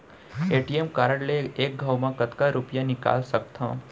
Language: Chhattisgarhi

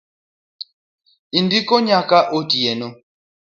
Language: Luo (Kenya and Tanzania)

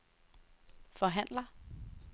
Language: Danish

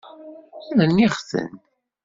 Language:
Kabyle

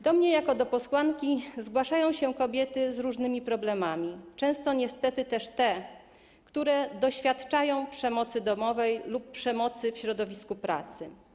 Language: Polish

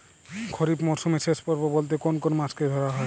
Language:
Bangla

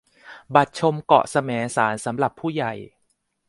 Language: Thai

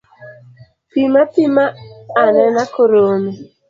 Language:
Luo (Kenya and Tanzania)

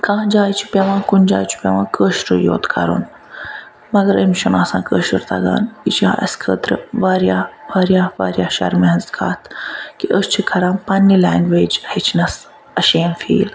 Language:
Kashmiri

